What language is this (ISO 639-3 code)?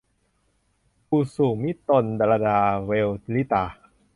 tha